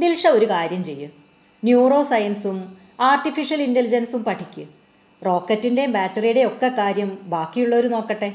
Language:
Malayalam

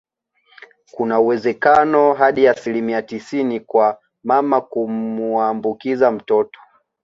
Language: Swahili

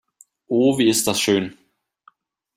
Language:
German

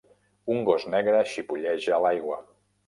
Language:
Catalan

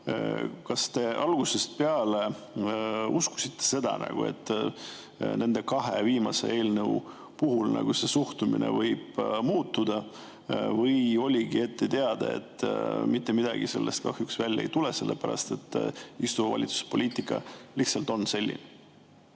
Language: Estonian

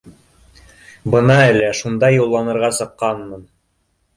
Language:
Bashkir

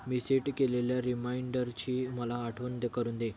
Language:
Marathi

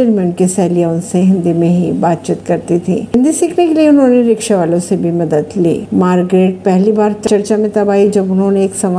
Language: Hindi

